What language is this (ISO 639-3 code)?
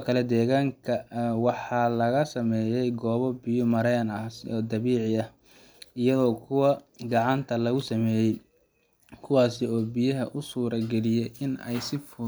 som